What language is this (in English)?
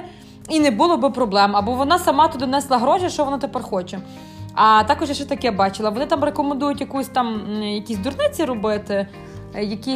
Ukrainian